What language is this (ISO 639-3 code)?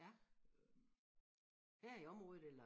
dan